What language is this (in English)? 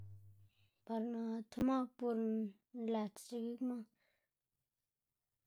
Xanaguía Zapotec